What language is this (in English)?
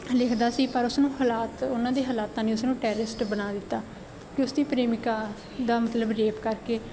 Punjabi